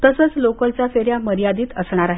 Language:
Marathi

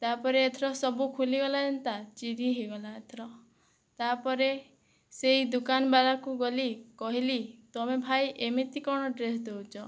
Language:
Odia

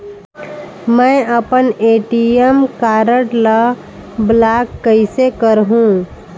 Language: Chhattisgarhi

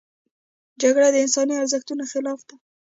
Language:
Pashto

